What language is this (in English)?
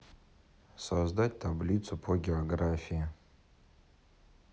Russian